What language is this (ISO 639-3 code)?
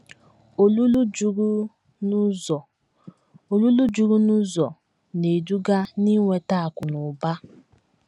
ibo